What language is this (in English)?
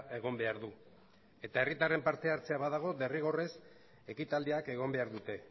Basque